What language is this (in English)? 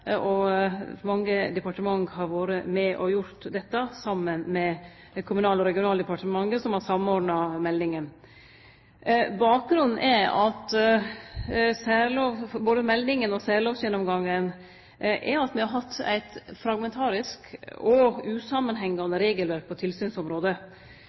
Norwegian Nynorsk